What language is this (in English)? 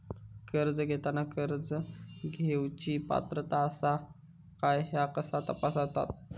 Marathi